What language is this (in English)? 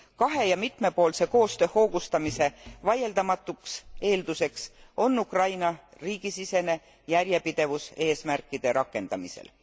Estonian